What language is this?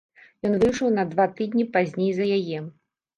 Belarusian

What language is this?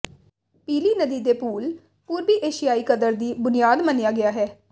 Punjabi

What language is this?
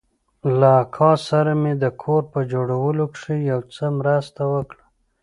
Pashto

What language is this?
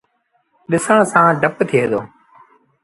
Sindhi Bhil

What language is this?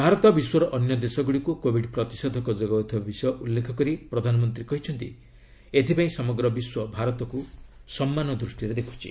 Odia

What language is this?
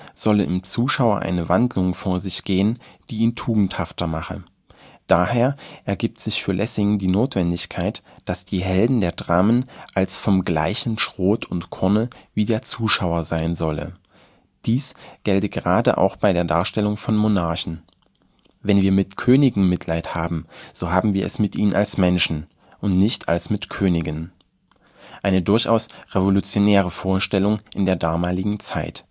German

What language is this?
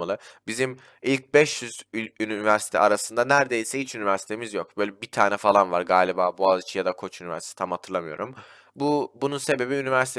Turkish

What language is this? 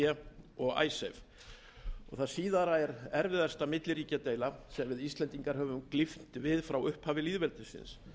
Icelandic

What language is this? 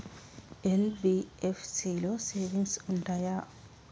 Telugu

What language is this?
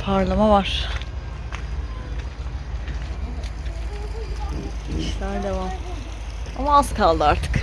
Turkish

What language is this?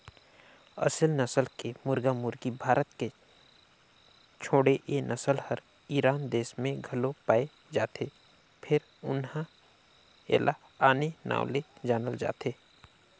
Chhattisgarhi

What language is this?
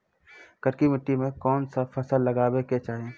Maithili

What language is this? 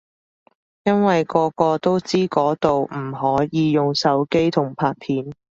Cantonese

